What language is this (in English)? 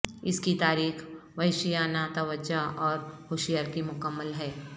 Urdu